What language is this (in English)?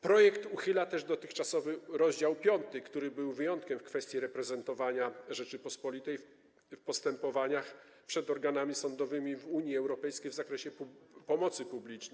Polish